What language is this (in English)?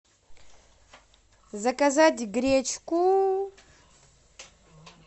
Russian